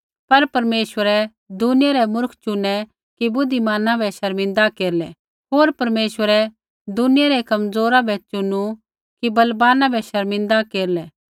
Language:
Kullu Pahari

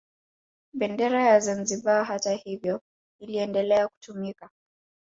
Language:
Swahili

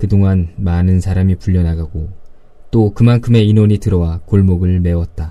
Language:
Korean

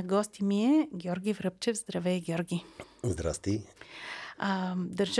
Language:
Bulgarian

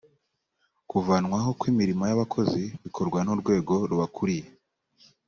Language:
Kinyarwanda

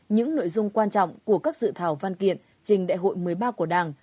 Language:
Vietnamese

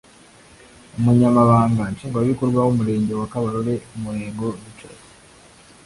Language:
Kinyarwanda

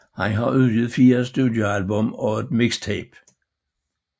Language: Danish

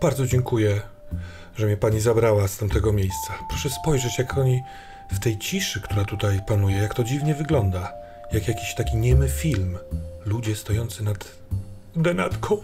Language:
Polish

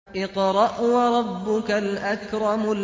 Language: Arabic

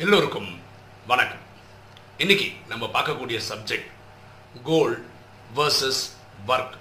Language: Tamil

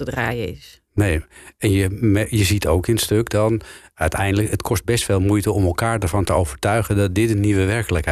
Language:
Dutch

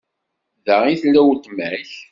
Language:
Kabyle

